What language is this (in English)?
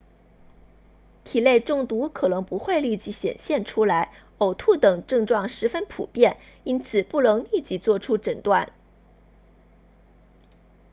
Chinese